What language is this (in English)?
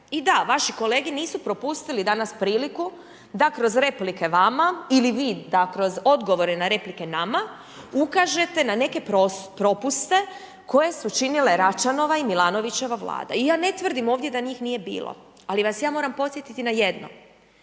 Croatian